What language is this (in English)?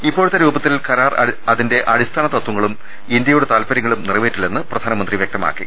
Malayalam